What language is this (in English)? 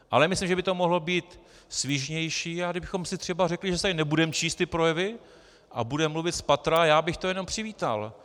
Czech